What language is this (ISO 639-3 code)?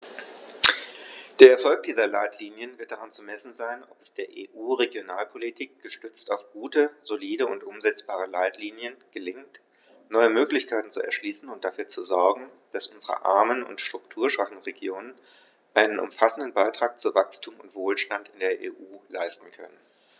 deu